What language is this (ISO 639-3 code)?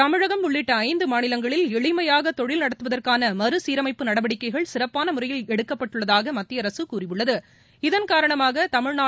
tam